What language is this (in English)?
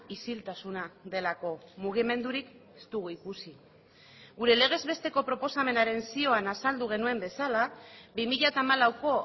Basque